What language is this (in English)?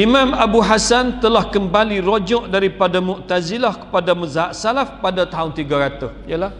Malay